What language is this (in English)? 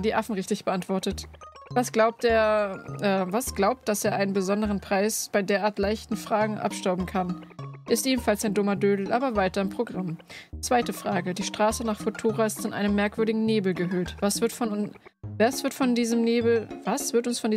German